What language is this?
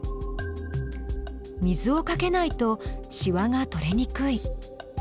Japanese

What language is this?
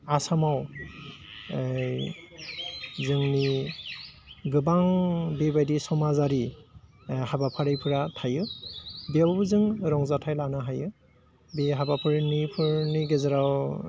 Bodo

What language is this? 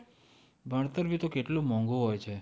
Gujarati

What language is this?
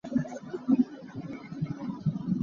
Hakha Chin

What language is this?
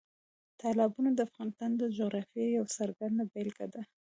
Pashto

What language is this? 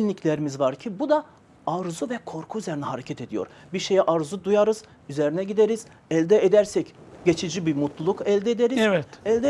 Turkish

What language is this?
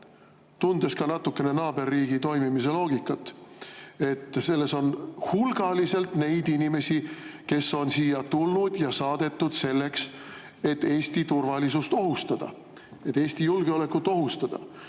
Estonian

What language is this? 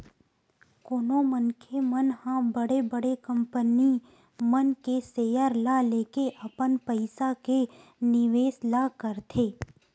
Chhattisgarhi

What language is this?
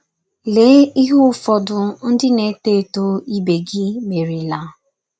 Igbo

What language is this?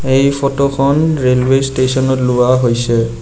Assamese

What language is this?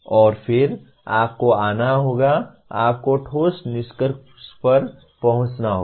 Hindi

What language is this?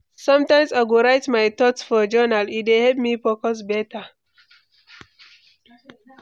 Nigerian Pidgin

